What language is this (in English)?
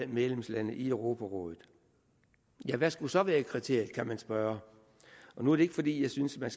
Danish